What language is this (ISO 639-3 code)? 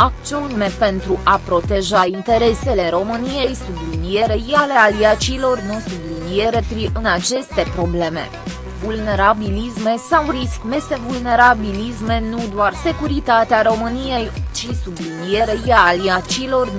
ron